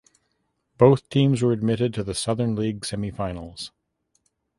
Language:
English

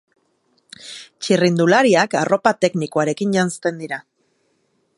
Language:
Basque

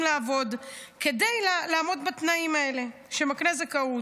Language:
Hebrew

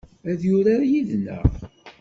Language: Kabyle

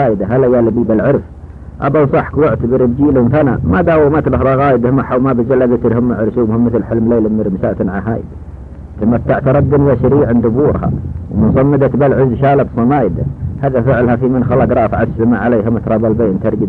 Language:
Arabic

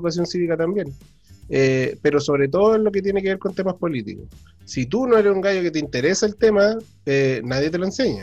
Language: Spanish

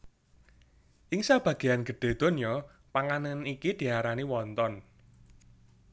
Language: Javanese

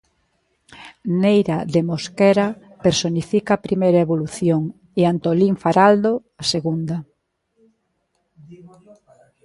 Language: Galician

